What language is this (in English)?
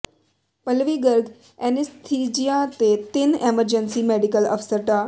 Punjabi